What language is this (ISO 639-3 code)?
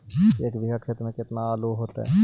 mag